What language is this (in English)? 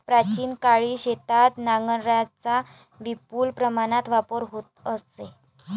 Marathi